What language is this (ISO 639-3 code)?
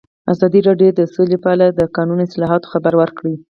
pus